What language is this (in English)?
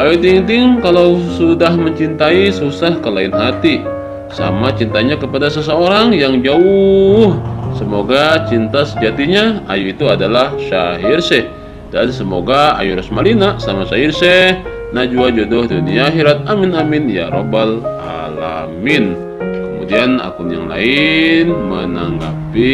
Indonesian